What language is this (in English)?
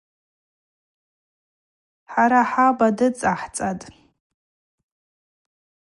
Abaza